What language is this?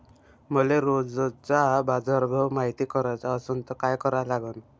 Marathi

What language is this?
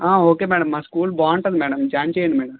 Telugu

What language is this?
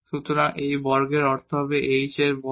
Bangla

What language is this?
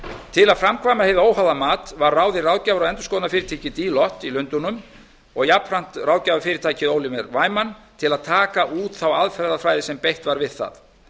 Icelandic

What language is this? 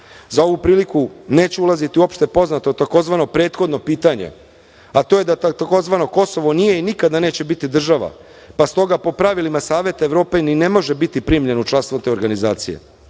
Serbian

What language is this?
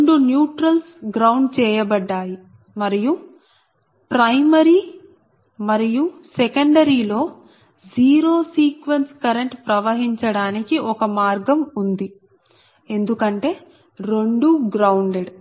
Telugu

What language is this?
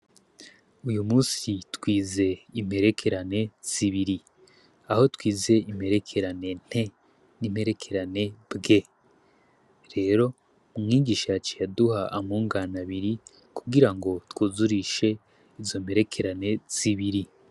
Rundi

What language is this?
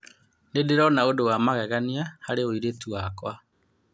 Kikuyu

